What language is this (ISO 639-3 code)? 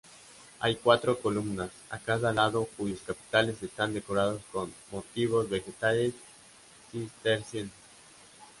spa